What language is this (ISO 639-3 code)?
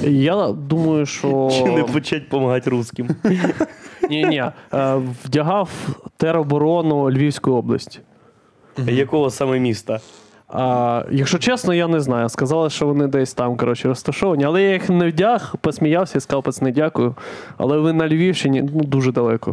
ukr